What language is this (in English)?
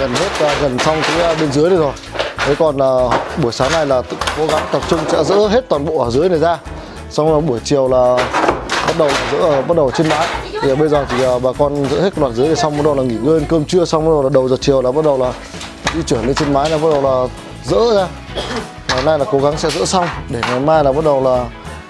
Vietnamese